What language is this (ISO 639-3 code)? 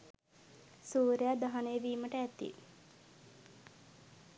sin